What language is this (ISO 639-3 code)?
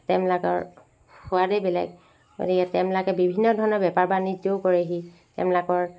asm